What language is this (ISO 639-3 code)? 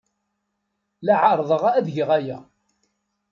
kab